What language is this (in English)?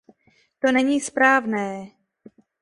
Czech